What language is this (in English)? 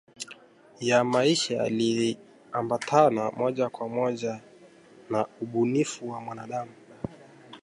Swahili